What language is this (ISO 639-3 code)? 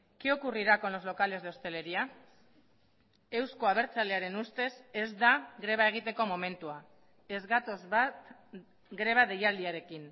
eus